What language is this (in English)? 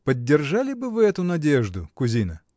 Russian